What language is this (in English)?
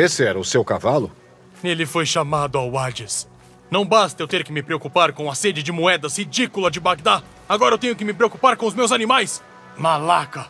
Portuguese